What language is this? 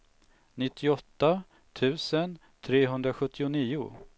Swedish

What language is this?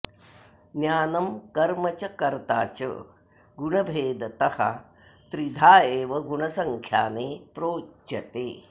Sanskrit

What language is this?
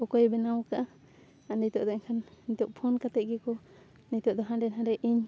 Santali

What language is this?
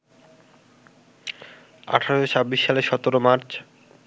Bangla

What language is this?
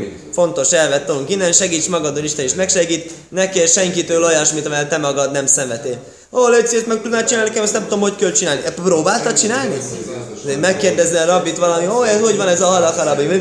Hungarian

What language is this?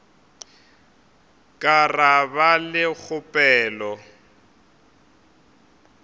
Northern Sotho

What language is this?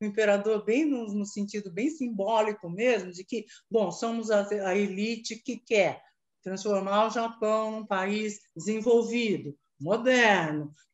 Portuguese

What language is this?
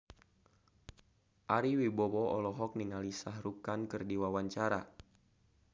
Sundanese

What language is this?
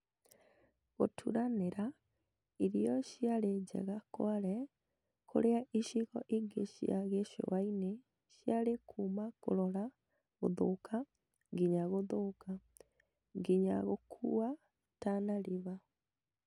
Kikuyu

